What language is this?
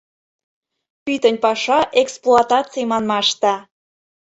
Mari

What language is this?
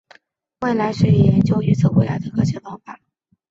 Chinese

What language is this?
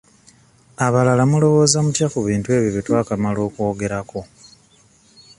Ganda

